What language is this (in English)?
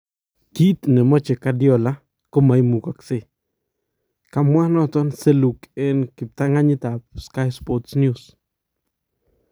Kalenjin